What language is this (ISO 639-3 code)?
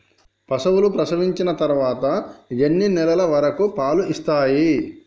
tel